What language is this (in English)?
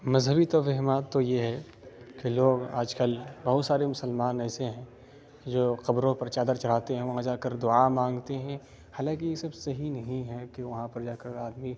Urdu